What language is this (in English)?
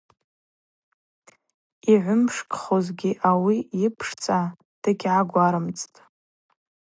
Abaza